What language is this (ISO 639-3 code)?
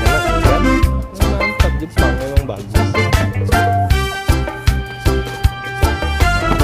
ind